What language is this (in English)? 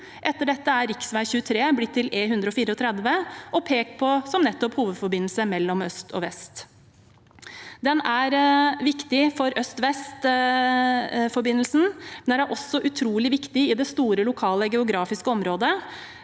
Norwegian